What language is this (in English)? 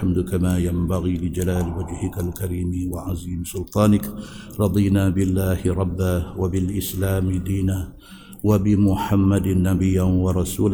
Malay